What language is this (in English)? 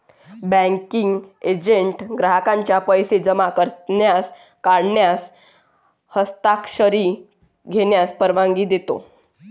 Marathi